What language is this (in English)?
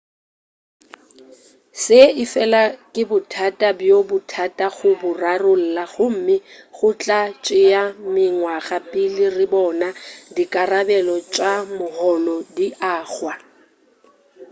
Northern Sotho